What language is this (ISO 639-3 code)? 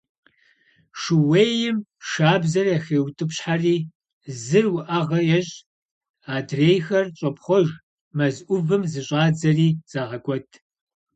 kbd